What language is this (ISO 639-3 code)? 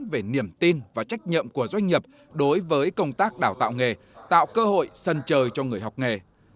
vie